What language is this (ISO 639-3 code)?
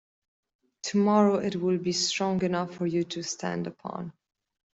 eng